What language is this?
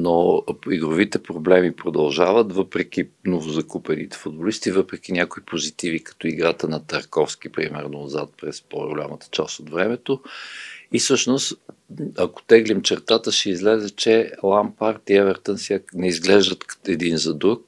Bulgarian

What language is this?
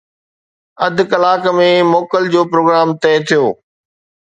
Sindhi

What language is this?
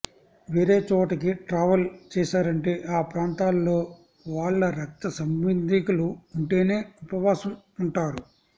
Telugu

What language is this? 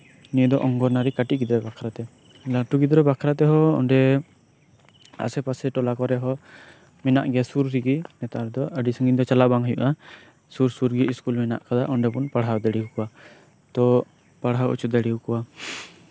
Santali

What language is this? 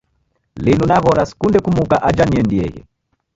Taita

